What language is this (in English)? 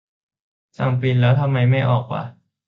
Thai